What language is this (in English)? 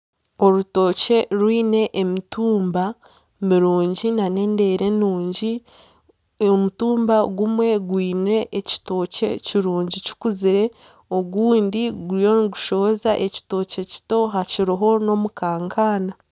Nyankole